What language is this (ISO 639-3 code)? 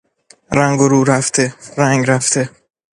fas